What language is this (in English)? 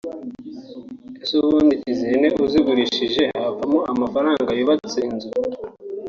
Kinyarwanda